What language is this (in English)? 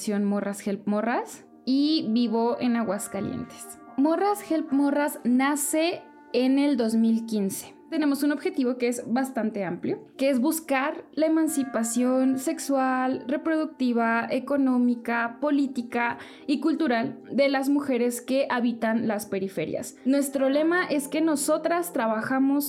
Spanish